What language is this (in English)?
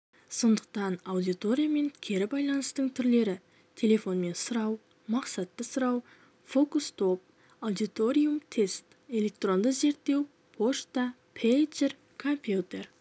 Kazakh